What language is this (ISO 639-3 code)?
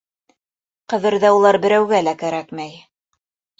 bak